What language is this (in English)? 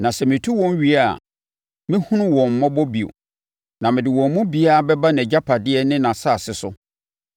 Akan